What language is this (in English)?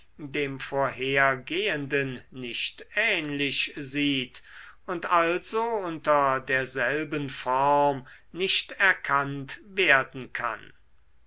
German